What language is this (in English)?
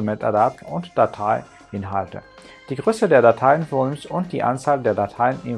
German